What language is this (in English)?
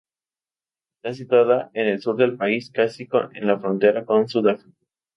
Spanish